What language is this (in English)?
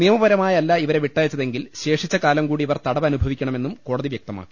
Malayalam